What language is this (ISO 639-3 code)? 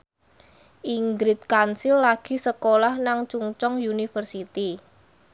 jav